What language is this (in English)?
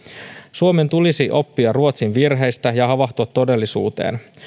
Finnish